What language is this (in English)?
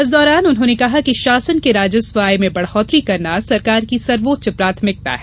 Hindi